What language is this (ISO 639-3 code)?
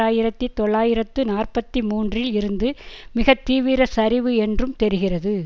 tam